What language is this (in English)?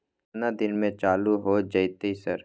Maithili